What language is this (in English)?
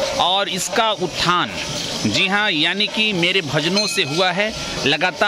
Hindi